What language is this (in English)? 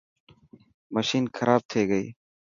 Dhatki